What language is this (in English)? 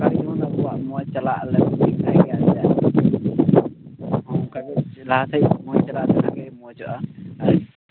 Santali